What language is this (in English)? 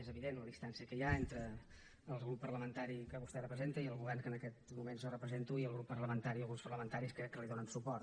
Catalan